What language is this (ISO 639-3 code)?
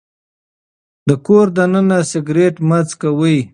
pus